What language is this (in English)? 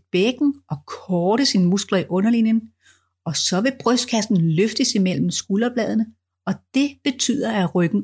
Danish